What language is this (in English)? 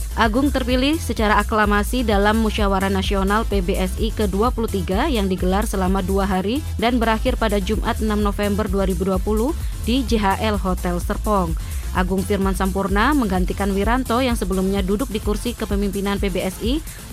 Indonesian